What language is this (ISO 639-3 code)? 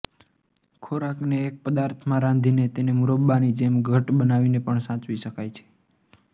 guj